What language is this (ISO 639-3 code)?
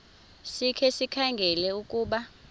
xho